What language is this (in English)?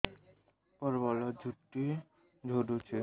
Odia